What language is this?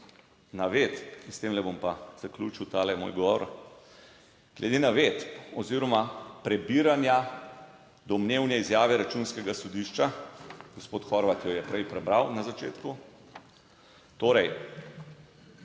Slovenian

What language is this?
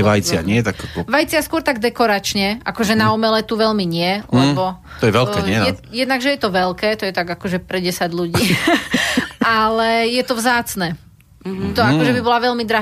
Slovak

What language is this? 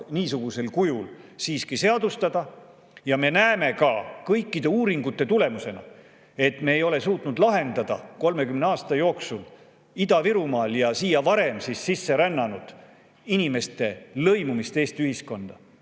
Estonian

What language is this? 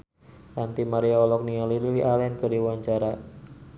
Sundanese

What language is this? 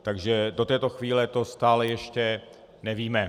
Czech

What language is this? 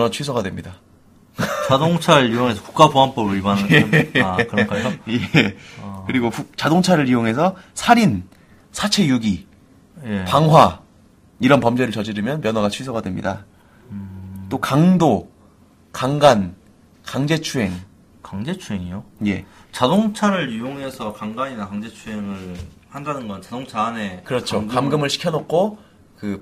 Korean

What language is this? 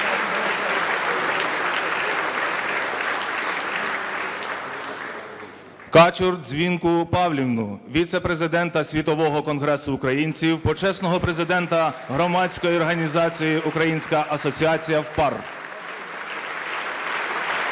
Ukrainian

